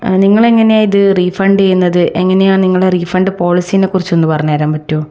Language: Malayalam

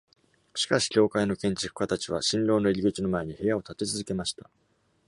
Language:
Japanese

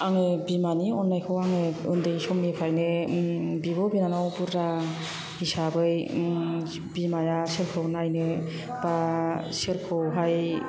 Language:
Bodo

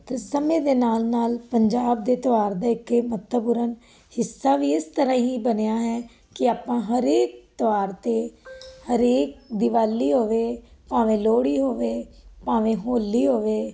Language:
Punjabi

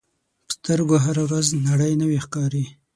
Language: Pashto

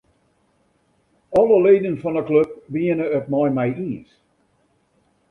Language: Western Frisian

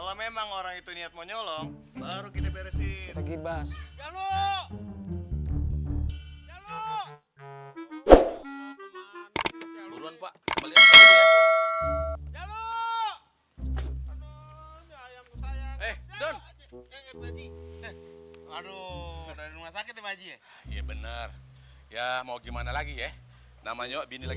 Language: Indonesian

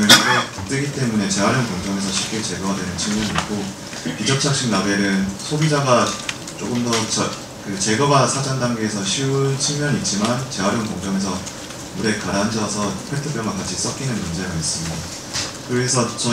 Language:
Korean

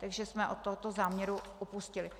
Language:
Czech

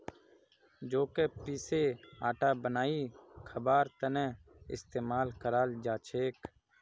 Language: Magahi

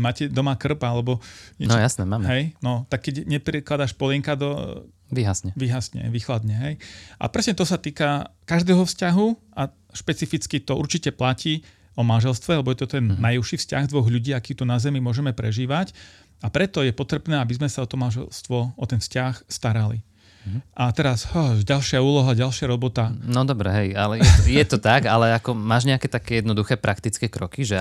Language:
Slovak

